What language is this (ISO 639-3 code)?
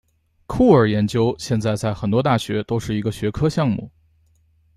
zho